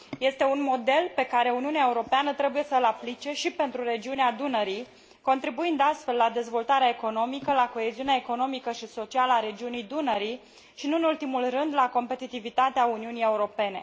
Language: Romanian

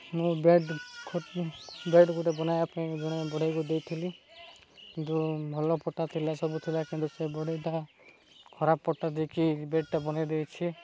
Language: Odia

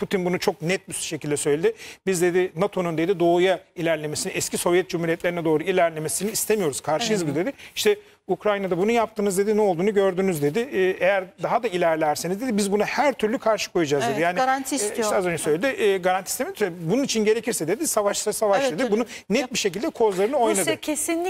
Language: Turkish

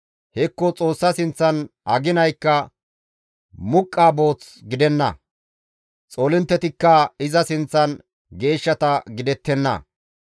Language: Gamo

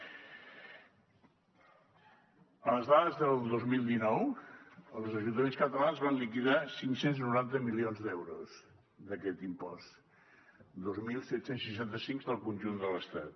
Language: Catalan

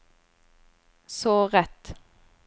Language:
Norwegian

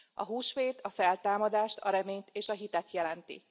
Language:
Hungarian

